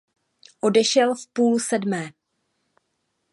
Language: Czech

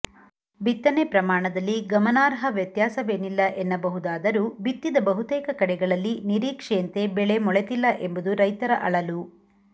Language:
Kannada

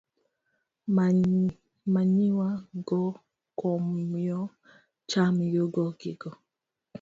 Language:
Luo (Kenya and Tanzania)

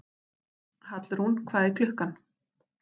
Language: Icelandic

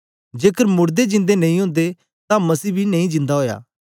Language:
Dogri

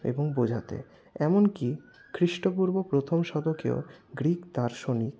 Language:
Bangla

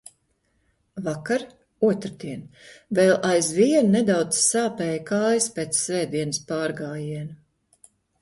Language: Latvian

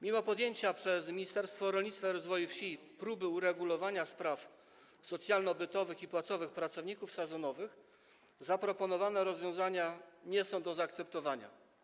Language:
Polish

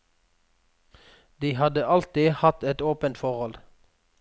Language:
Norwegian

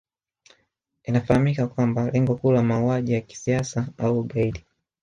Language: Swahili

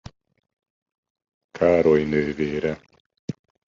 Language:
Hungarian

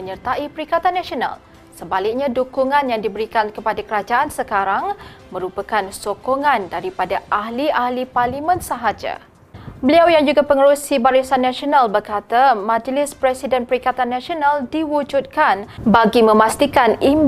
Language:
Malay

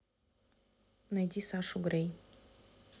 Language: Russian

